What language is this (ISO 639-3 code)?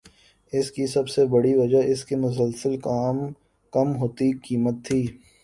urd